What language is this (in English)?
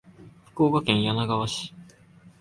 Japanese